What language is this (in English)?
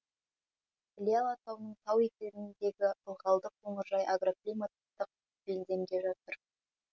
Kazakh